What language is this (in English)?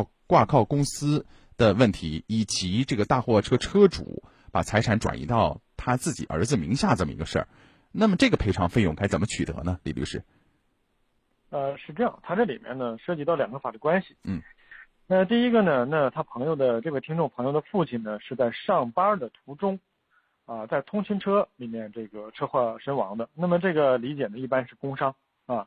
Chinese